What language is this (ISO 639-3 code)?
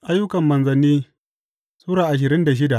hau